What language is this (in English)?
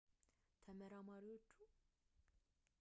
Amharic